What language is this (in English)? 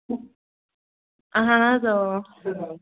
Kashmiri